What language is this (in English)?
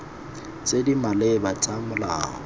Tswana